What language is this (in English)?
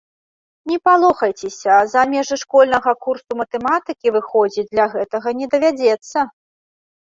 Belarusian